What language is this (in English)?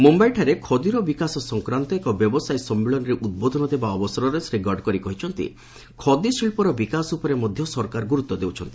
Odia